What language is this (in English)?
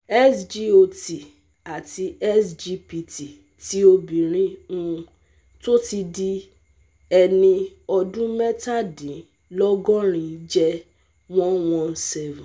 Yoruba